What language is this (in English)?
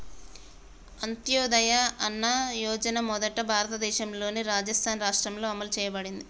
Telugu